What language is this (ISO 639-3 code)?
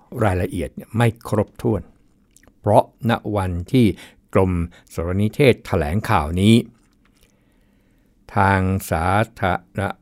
tha